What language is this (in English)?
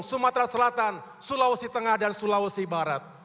Indonesian